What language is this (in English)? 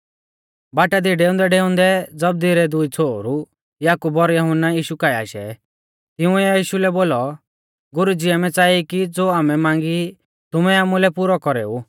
Mahasu Pahari